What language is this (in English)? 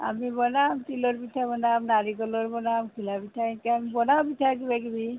Assamese